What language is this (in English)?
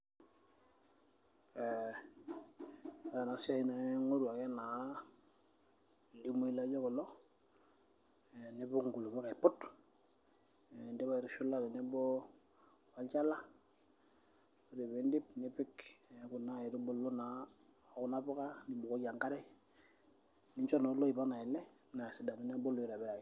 Masai